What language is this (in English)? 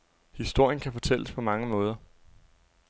Danish